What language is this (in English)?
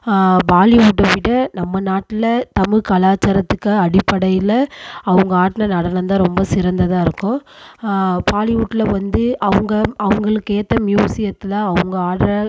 Tamil